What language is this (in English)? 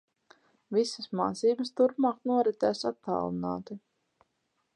Latvian